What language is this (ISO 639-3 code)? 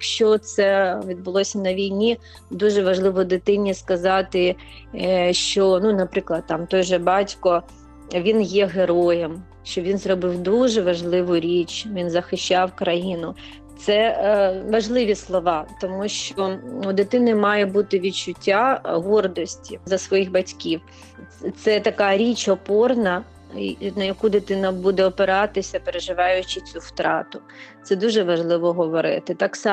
ukr